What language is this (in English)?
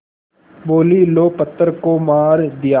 Hindi